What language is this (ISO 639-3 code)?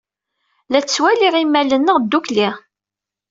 kab